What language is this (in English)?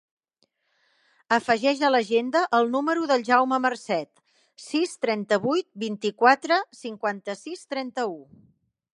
Catalan